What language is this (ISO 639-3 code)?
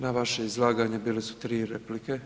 hrv